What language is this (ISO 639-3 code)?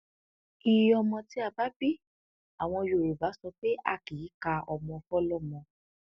yor